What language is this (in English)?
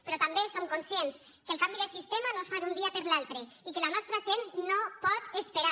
Catalan